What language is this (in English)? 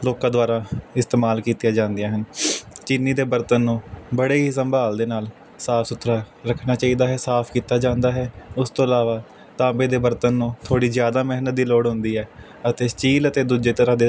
Punjabi